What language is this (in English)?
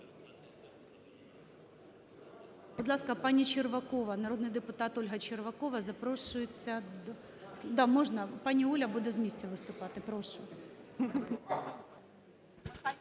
Ukrainian